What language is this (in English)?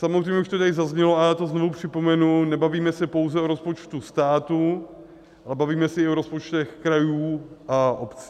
Czech